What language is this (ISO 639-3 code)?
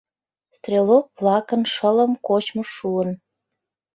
chm